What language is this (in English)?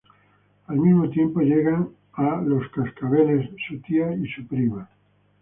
Spanish